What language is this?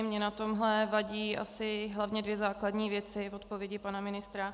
Czech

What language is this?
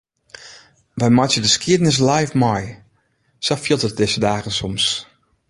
Western Frisian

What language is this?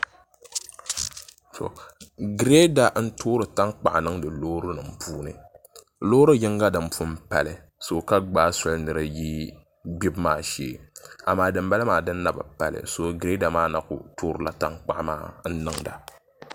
Dagbani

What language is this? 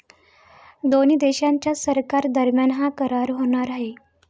Marathi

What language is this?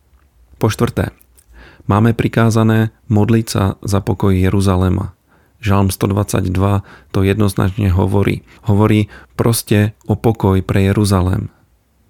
Slovak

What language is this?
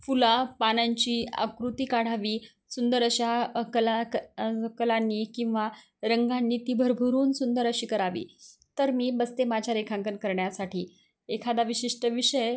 Marathi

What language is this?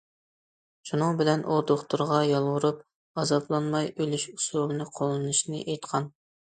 Uyghur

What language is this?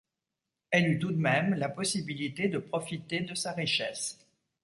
French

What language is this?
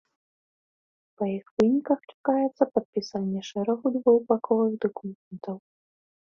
Belarusian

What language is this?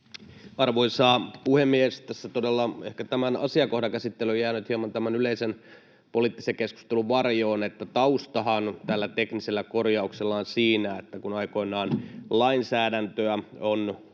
Finnish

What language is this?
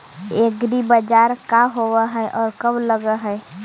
Magahi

